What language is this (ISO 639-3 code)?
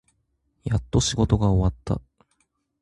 jpn